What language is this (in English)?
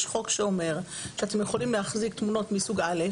Hebrew